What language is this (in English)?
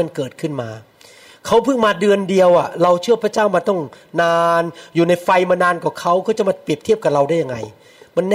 Thai